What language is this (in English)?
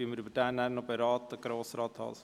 Swiss German